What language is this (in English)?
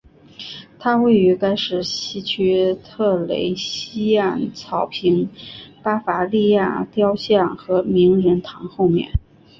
Chinese